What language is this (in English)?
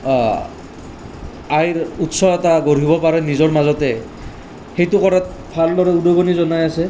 Assamese